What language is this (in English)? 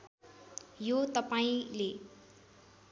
Nepali